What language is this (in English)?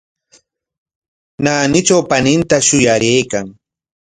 Corongo Ancash Quechua